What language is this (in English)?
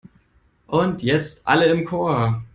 German